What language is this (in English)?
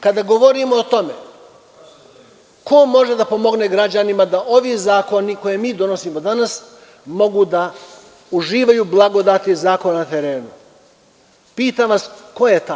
Serbian